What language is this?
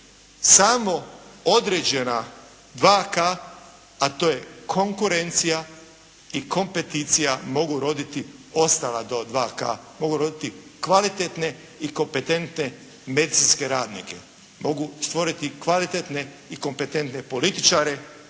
Croatian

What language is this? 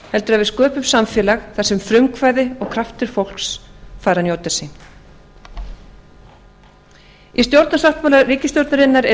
Icelandic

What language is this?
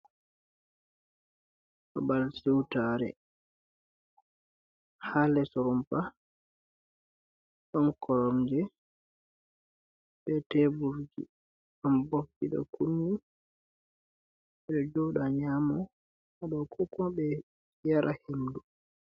Fula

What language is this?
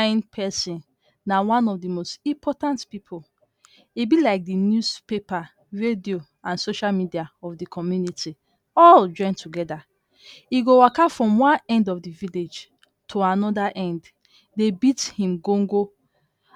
Nigerian Pidgin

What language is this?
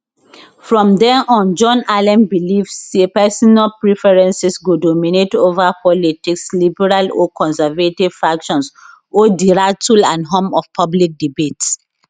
Nigerian Pidgin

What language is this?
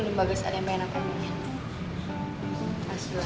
Indonesian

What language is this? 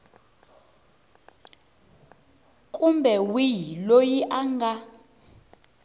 Tsonga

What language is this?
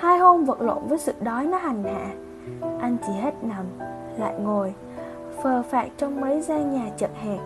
Vietnamese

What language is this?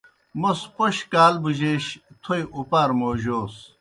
Kohistani Shina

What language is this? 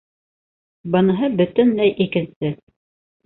Bashkir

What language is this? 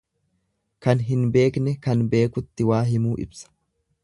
Oromo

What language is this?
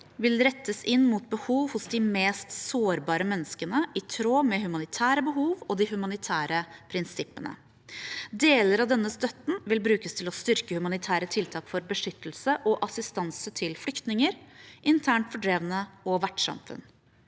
Norwegian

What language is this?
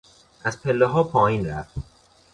Persian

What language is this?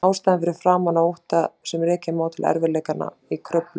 Icelandic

